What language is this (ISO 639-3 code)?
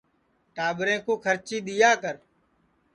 ssi